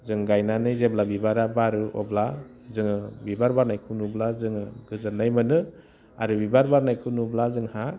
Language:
Bodo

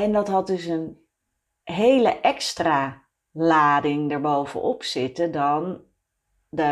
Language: Dutch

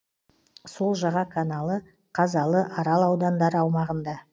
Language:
Kazakh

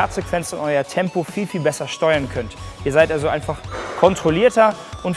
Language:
German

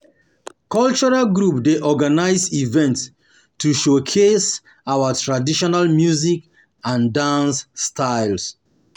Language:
Nigerian Pidgin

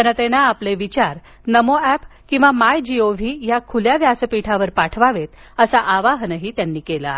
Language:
Marathi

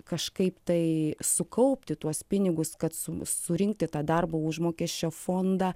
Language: Lithuanian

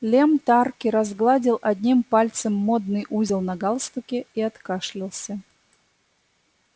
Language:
Russian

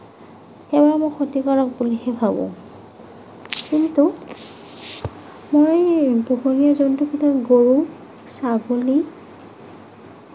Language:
Assamese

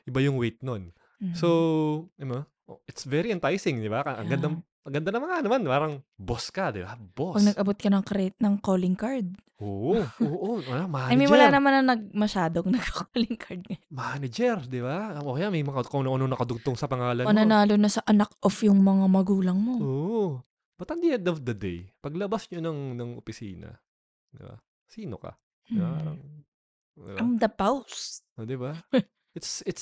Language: Filipino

